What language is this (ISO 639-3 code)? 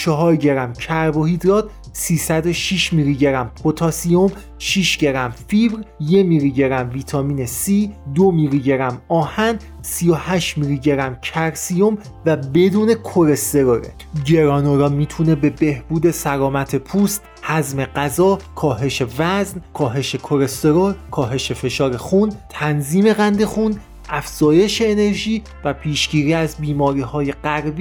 fas